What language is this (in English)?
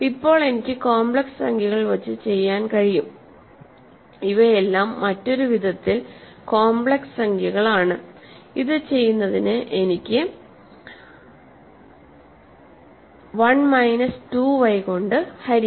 Malayalam